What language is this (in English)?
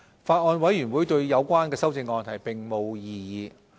Cantonese